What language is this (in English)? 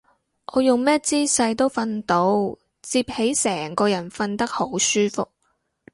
Cantonese